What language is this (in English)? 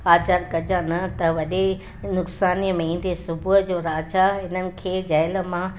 Sindhi